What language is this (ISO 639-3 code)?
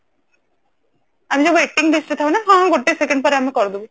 ori